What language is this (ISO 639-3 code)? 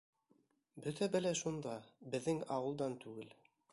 bak